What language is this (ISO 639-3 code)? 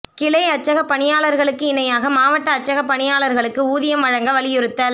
tam